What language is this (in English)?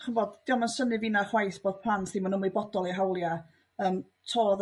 Welsh